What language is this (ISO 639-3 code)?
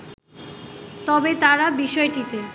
ben